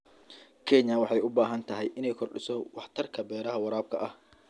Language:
Somali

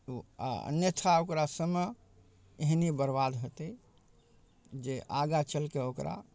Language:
Maithili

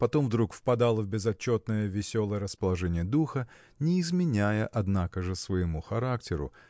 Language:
Russian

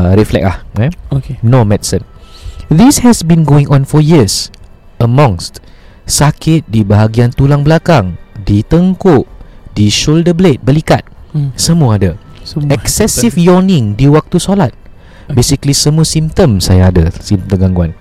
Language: Malay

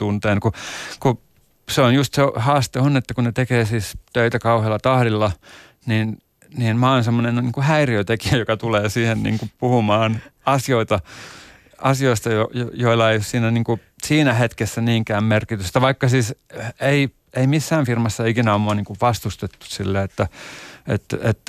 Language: Finnish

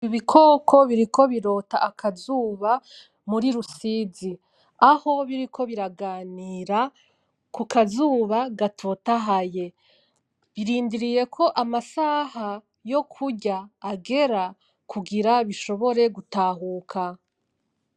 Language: Rundi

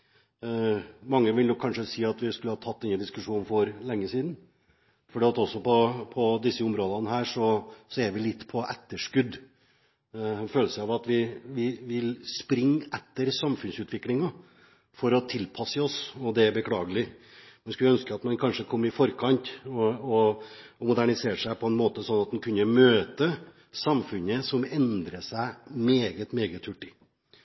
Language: Norwegian Bokmål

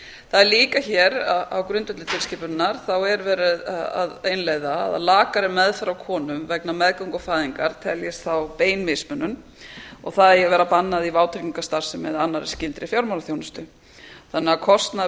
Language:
Icelandic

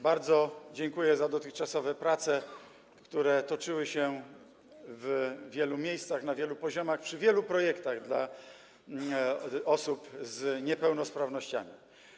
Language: Polish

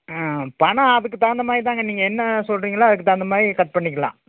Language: Tamil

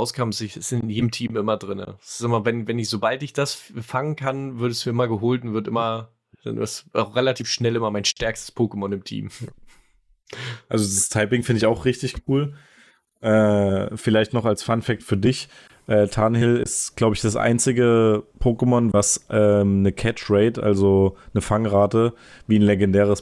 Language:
German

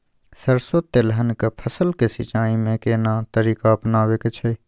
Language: Maithili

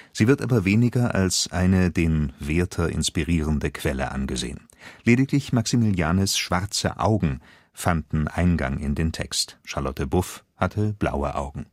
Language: German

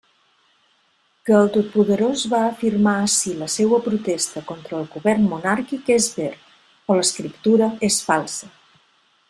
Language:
Catalan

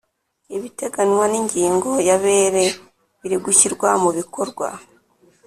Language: Kinyarwanda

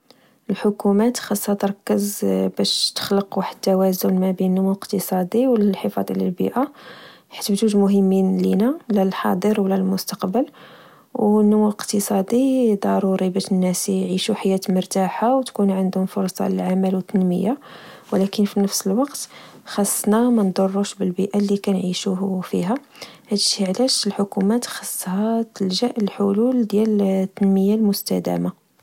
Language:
Moroccan Arabic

